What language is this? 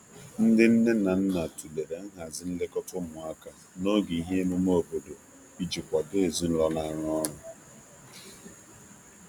Igbo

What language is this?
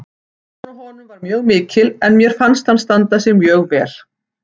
Icelandic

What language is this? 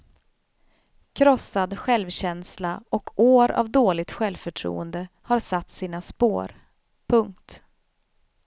Swedish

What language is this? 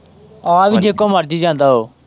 Punjabi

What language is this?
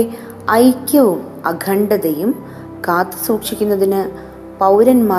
Malayalam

